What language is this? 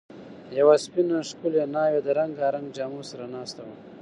Pashto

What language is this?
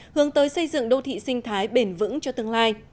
Vietnamese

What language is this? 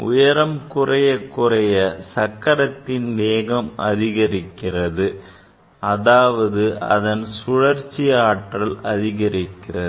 Tamil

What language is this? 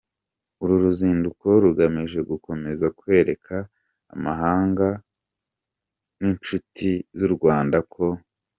Kinyarwanda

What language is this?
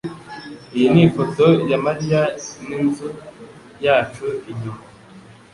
Kinyarwanda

